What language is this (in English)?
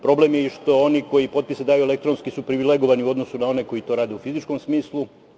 Serbian